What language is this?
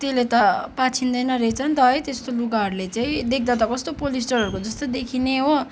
Nepali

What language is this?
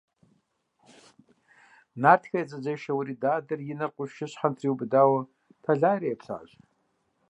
Kabardian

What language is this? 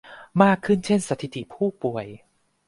Thai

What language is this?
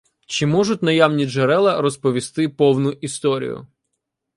Ukrainian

